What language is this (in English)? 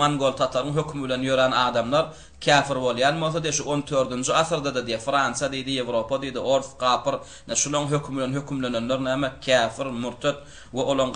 Arabic